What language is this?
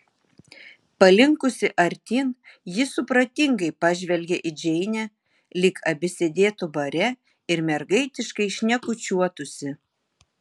Lithuanian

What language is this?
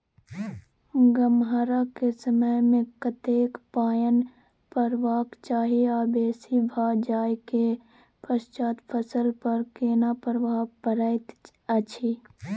Maithili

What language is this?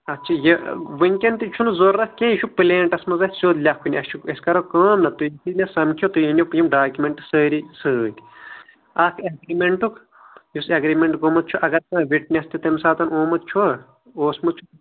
Kashmiri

